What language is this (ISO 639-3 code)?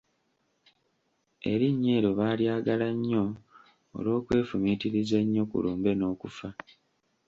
lug